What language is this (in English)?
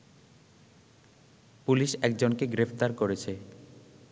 Bangla